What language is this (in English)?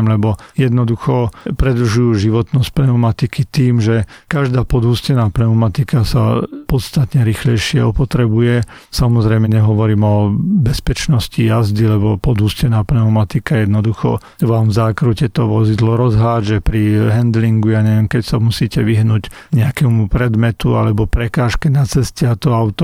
Slovak